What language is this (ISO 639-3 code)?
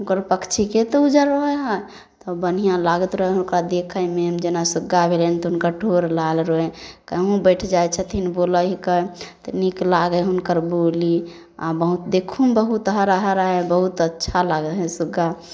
mai